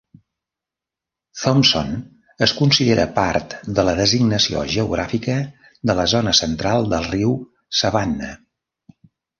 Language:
Catalan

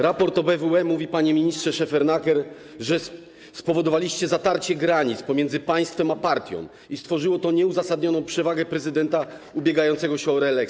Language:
Polish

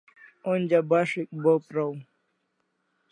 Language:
Kalasha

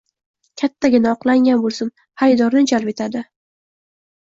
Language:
Uzbek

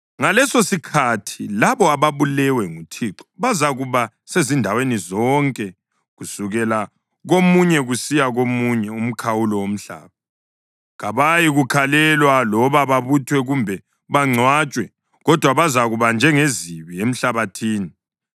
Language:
North Ndebele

